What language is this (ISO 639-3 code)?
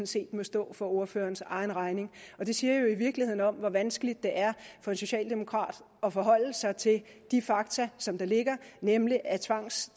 dan